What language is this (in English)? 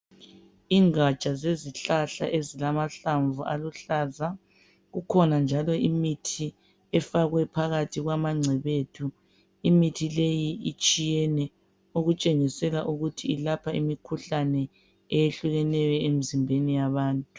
North Ndebele